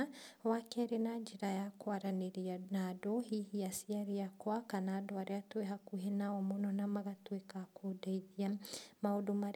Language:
Kikuyu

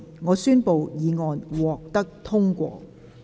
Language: Cantonese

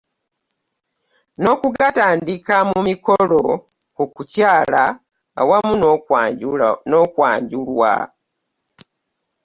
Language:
Ganda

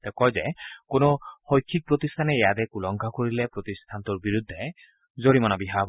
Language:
Assamese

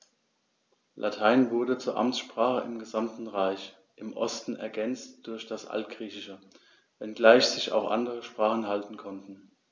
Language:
German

